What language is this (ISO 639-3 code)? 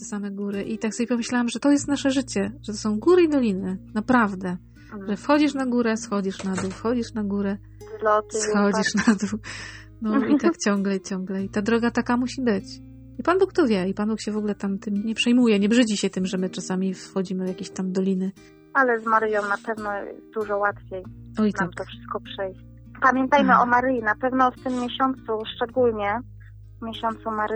pol